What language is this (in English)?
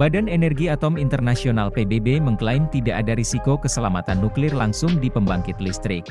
Indonesian